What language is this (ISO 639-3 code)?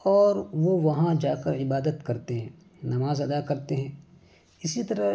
urd